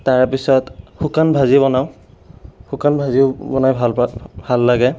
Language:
Assamese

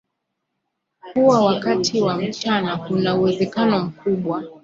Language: Swahili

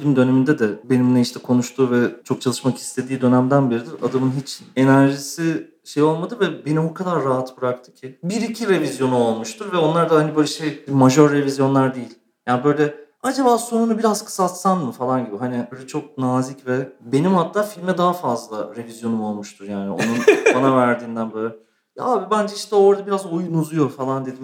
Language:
Turkish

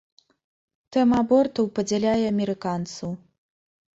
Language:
Belarusian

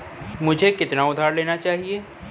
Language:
Hindi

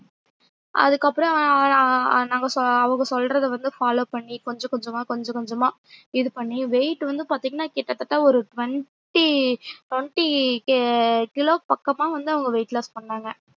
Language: Tamil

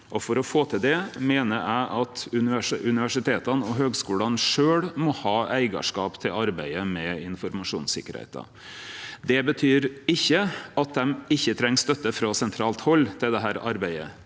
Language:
Norwegian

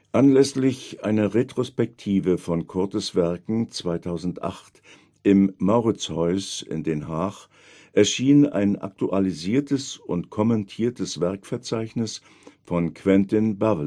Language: German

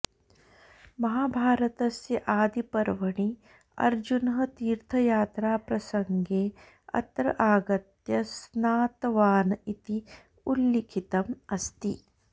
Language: Sanskrit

